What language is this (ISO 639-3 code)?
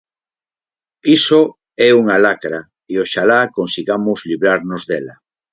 glg